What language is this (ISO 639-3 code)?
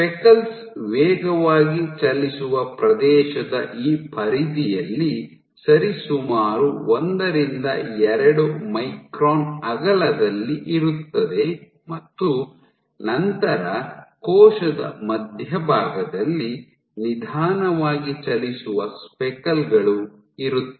kan